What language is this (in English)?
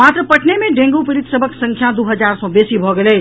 Maithili